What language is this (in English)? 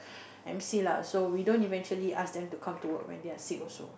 English